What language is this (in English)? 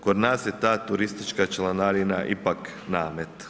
Croatian